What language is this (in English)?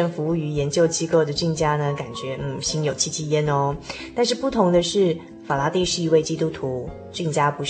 Chinese